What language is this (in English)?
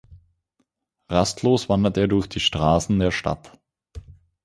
German